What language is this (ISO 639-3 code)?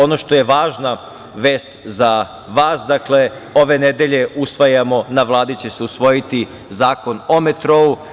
srp